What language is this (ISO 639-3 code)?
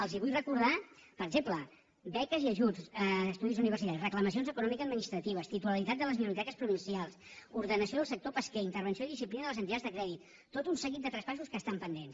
cat